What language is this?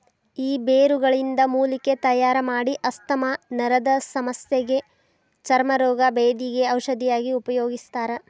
Kannada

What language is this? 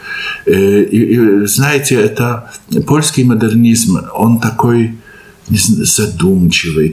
Russian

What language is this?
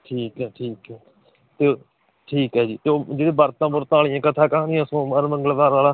Punjabi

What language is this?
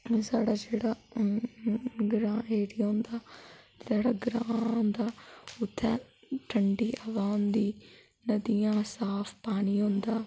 Dogri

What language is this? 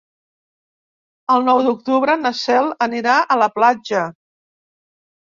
Catalan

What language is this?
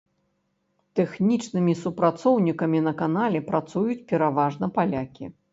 Belarusian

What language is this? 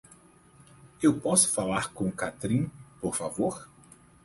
Portuguese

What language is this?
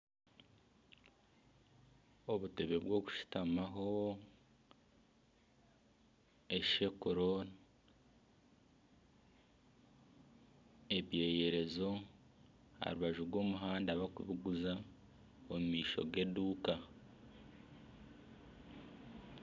Nyankole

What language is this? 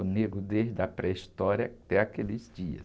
Portuguese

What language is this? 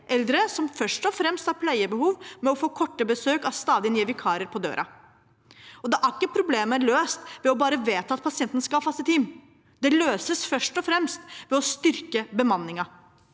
Norwegian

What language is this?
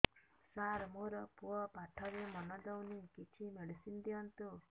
Odia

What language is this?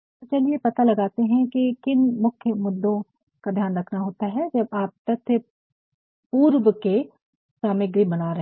Hindi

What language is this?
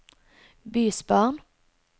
Norwegian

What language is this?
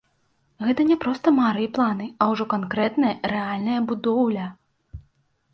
Belarusian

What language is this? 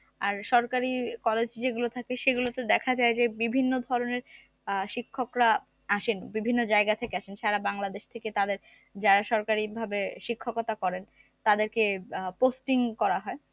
Bangla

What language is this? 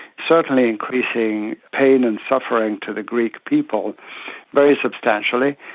English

